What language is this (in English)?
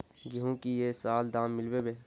Magahi